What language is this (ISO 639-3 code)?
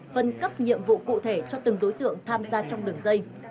vie